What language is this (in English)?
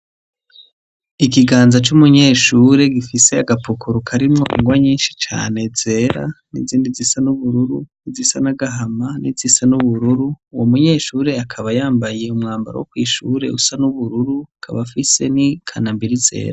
Rundi